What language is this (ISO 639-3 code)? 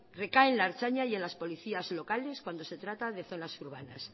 spa